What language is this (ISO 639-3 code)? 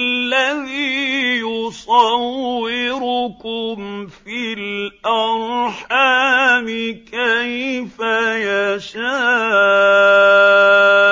ara